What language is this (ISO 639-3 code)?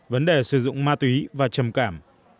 vie